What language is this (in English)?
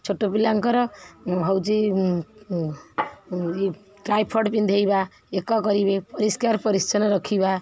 Odia